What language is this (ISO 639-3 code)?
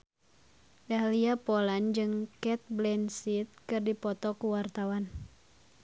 sun